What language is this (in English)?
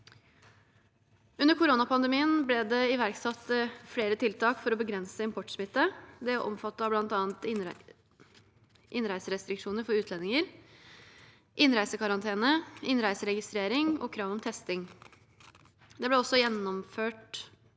Norwegian